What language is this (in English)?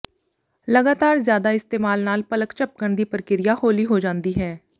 Punjabi